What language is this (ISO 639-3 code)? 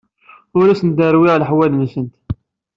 kab